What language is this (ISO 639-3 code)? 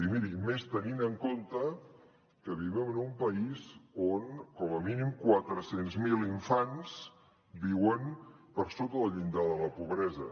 cat